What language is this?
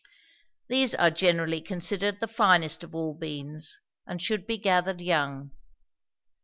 English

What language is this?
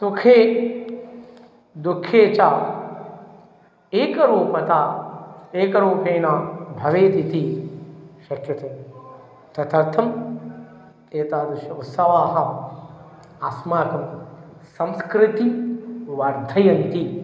Sanskrit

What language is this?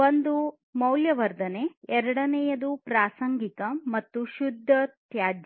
Kannada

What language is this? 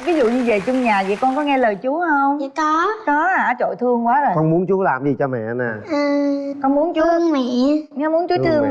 Vietnamese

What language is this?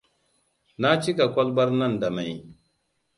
Hausa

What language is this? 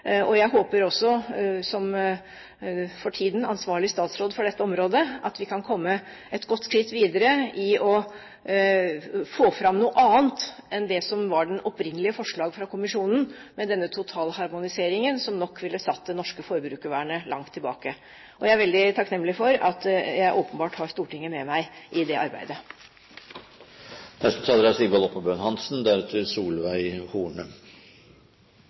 Norwegian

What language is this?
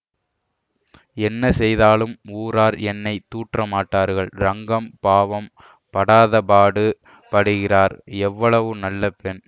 Tamil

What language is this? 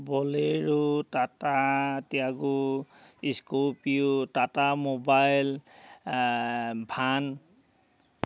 Assamese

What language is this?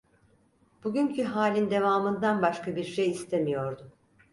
Turkish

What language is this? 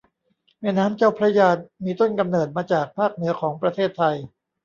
Thai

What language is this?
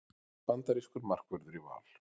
Icelandic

